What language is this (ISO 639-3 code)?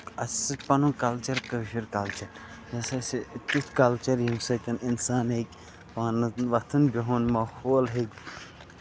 kas